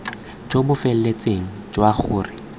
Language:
Tswana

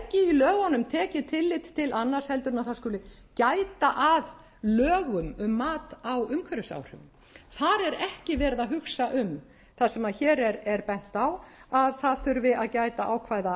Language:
Icelandic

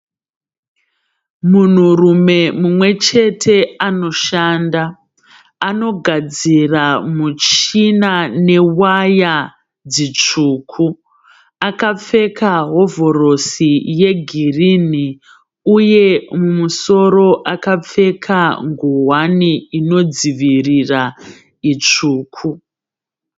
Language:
Shona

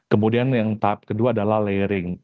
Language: Indonesian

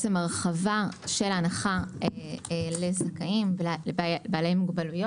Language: Hebrew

